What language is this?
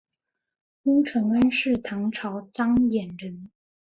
Chinese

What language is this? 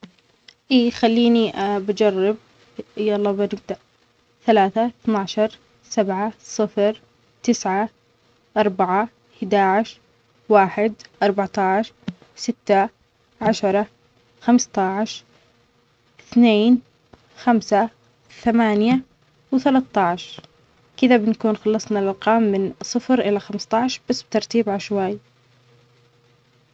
Omani Arabic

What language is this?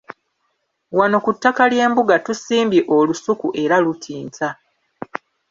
Ganda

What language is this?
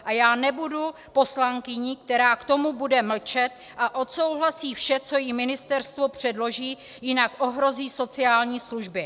Czech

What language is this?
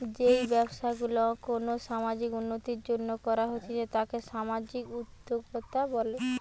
Bangla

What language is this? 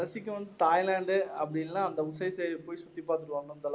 Tamil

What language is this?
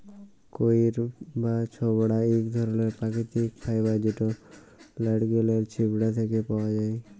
Bangla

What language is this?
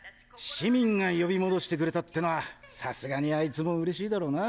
Japanese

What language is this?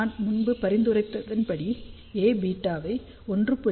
Tamil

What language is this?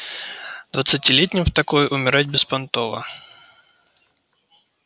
Russian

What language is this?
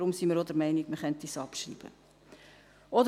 Swiss German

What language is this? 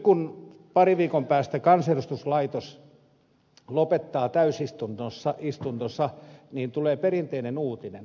Finnish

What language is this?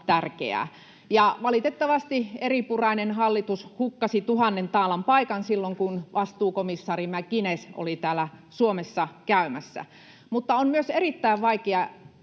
Finnish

